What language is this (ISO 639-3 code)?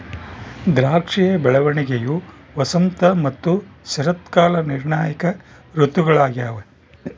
kan